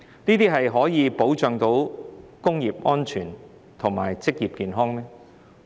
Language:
Cantonese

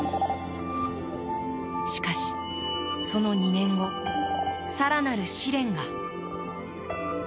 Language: Japanese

